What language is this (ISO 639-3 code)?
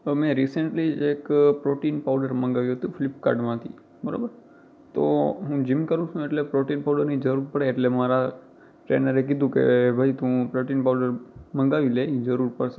guj